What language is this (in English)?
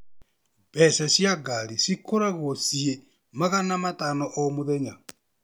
Kikuyu